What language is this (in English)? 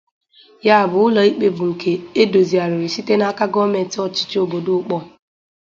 Igbo